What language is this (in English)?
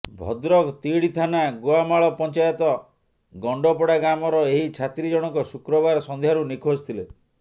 Odia